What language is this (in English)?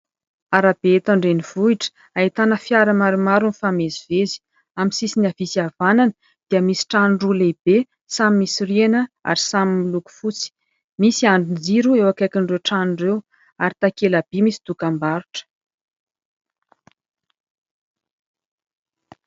Malagasy